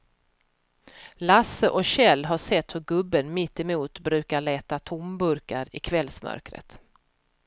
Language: Swedish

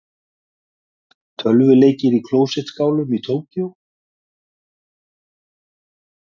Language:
Icelandic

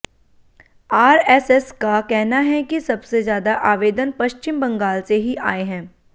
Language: Hindi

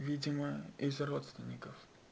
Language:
Russian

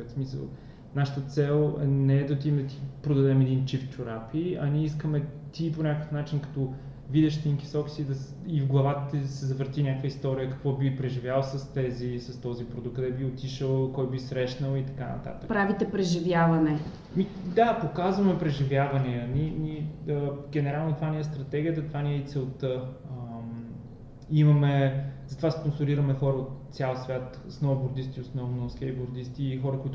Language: Bulgarian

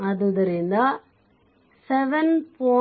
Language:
Kannada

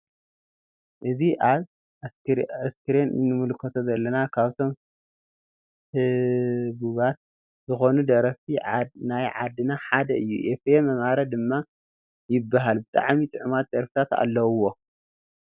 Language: Tigrinya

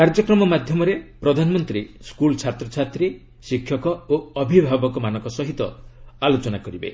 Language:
Odia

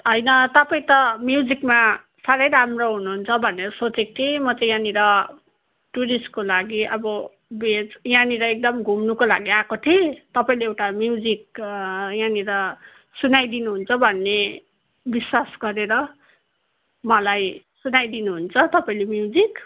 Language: Nepali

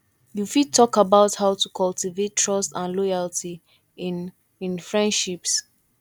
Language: Nigerian Pidgin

